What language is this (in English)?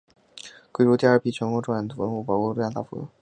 Chinese